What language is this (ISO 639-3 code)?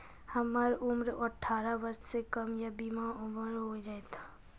mai